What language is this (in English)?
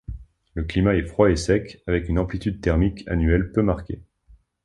French